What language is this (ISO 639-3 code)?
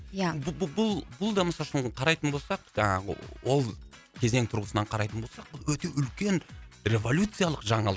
kaz